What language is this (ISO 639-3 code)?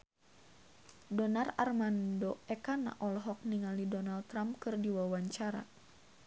sun